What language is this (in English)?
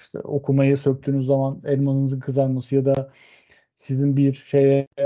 Turkish